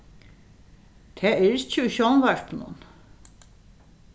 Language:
Faroese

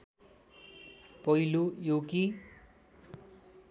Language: Nepali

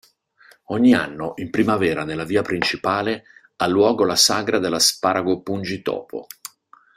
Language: Italian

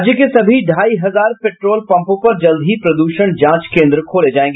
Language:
Hindi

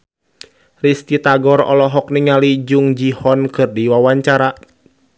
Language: Sundanese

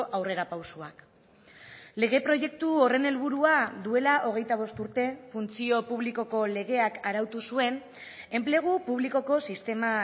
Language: Basque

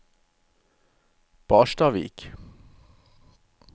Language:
Norwegian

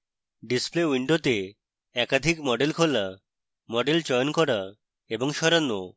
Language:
Bangla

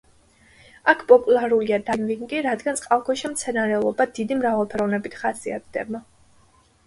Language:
Georgian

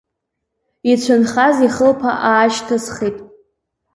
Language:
Abkhazian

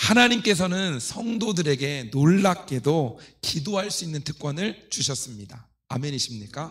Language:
Korean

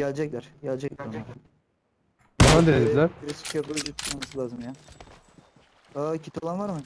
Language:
Turkish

